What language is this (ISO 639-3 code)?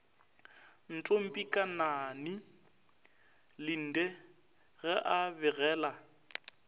nso